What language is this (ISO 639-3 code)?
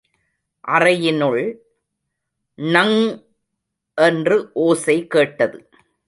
tam